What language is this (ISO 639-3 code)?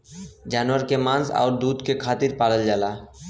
bho